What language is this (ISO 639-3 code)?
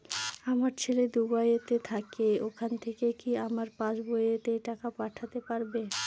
ben